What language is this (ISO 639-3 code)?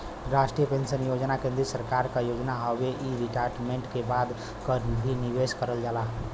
bho